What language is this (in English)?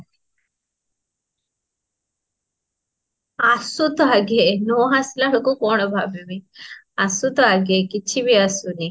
Odia